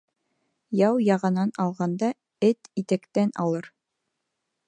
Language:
Bashkir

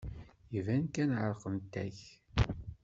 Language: Kabyle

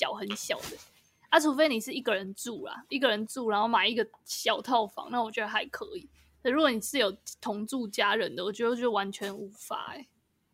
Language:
Chinese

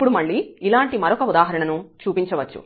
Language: Telugu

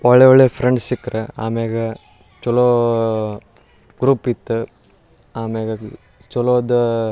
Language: Kannada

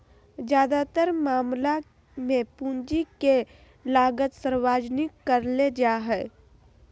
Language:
Magahi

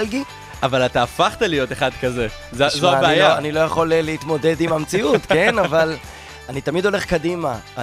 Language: Hebrew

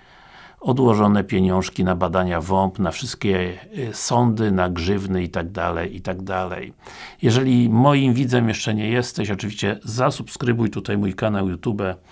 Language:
Polish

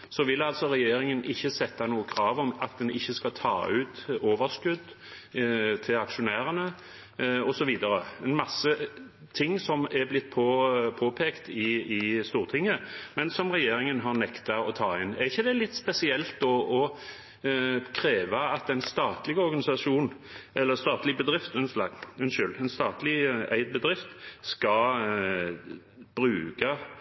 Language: Norwegian Bokmål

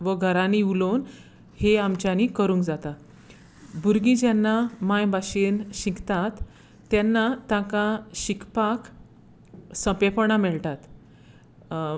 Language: Konkani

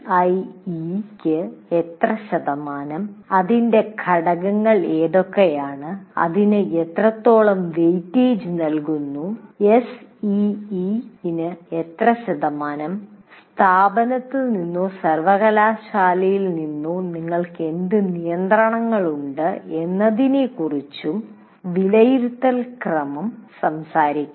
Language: Malayalam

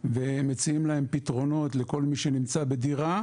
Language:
Hebrew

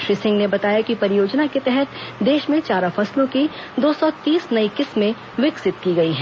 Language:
Hindi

